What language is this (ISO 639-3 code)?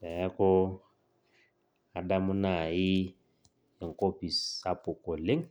mas